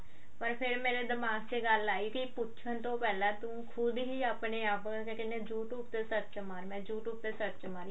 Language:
Punjabi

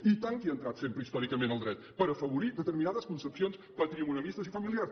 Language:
Catalan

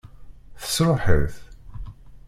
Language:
Kabyle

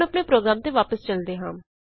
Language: Punjabi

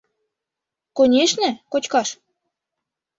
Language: Mari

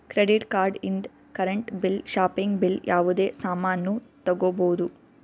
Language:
Kannada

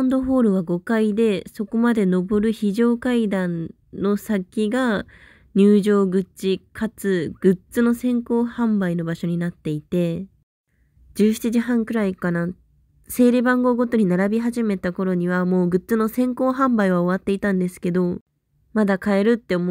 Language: Japanese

